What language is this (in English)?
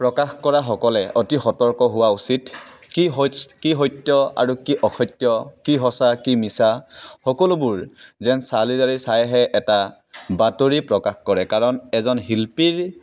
Assamese